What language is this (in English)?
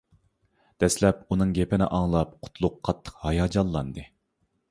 Uyghur